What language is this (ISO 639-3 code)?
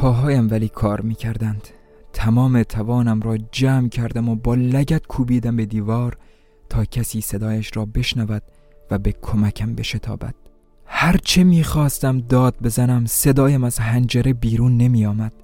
fas